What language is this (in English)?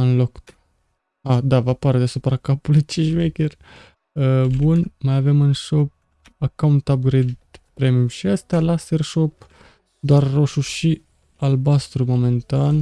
Romanian